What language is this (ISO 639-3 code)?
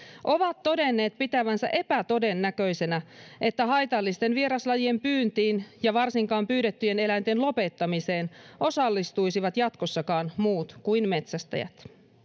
fin